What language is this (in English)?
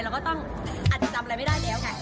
Thai